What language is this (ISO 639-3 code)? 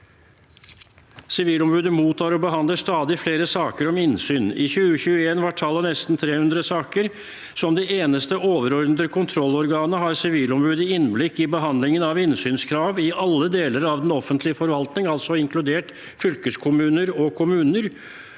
nor